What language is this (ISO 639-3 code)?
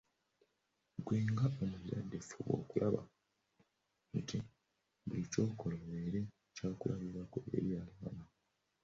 lug